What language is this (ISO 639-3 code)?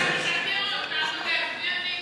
heb